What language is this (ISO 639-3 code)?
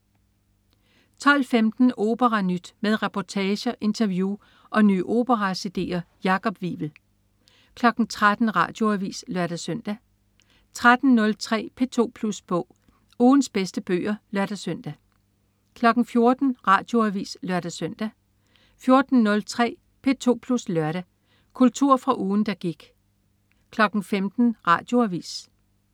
dan